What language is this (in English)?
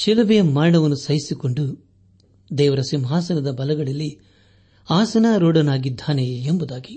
Kannada